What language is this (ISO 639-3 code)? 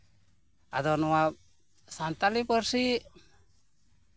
sat